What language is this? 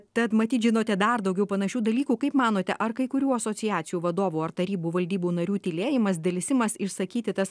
Lithuanian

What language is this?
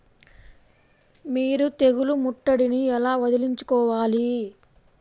Telugu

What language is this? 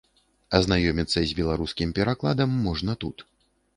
Belarusian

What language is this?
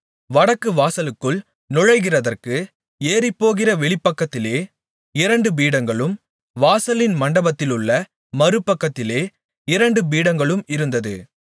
Tamil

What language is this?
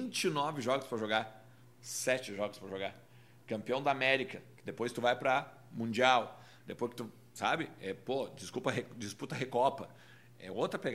Portuguese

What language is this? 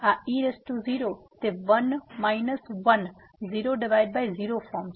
Gujarati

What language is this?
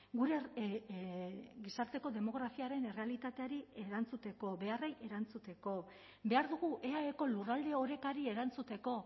Basque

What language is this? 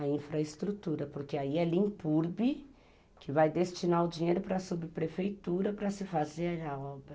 Portuguese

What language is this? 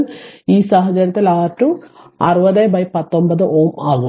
Malayalam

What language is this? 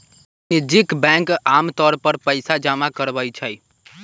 Magahi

